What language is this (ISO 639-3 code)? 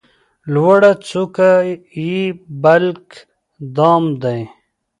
pus